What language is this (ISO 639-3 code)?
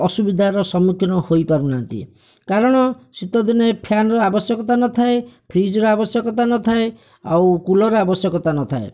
ori